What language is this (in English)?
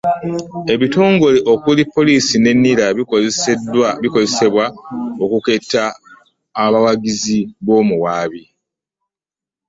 Ganda